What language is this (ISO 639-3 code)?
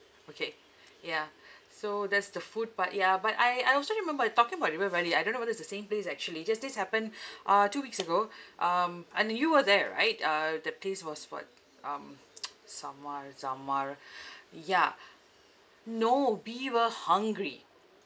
eng